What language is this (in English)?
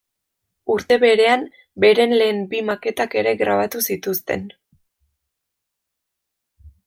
Basque